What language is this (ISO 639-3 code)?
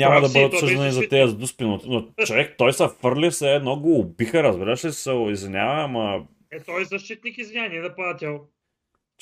bul